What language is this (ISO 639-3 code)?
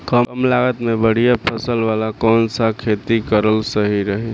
bho